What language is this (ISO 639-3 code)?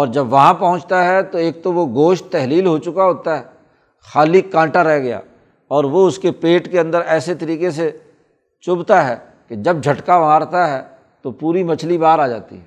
urd